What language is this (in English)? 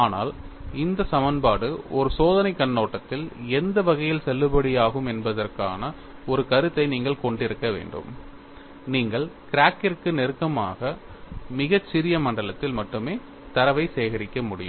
Tamil